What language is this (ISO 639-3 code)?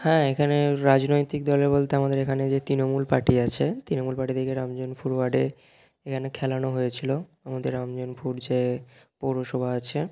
ben